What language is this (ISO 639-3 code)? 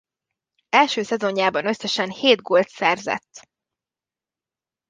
hun